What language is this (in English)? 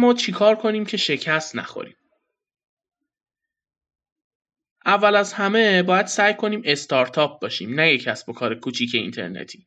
Persian